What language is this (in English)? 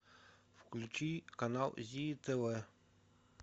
Russian